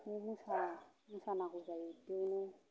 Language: Bodo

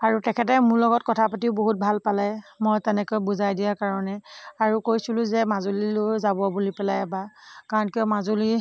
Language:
Assamese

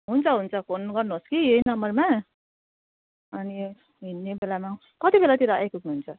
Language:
Nepali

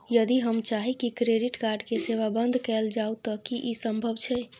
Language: Maithili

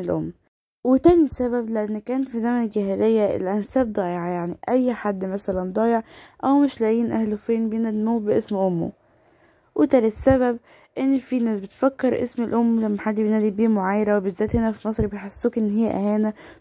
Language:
Arabic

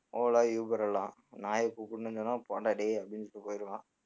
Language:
Tamil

